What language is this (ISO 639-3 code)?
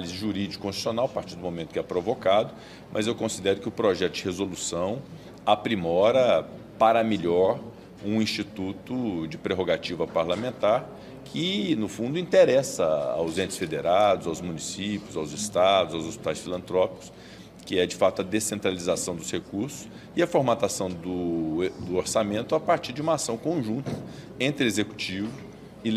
por